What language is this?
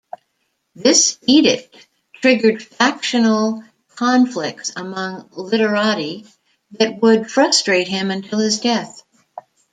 English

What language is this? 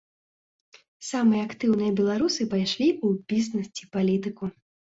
Belarusian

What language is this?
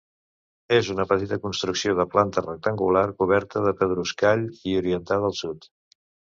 Catalan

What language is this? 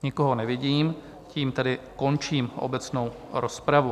Czech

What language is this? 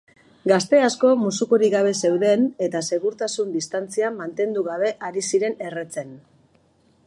Basque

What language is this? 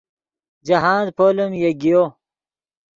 Yidgha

